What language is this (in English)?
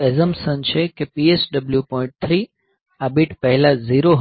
Gujarati